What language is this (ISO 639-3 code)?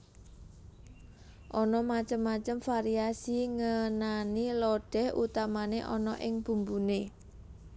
jav